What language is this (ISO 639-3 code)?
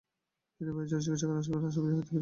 ben